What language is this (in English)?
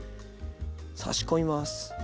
Japanese